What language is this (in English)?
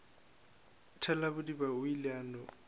Northern Sotho